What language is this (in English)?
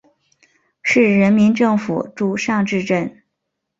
Chinese